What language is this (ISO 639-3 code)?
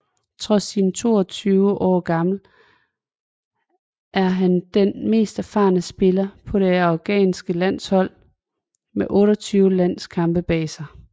dan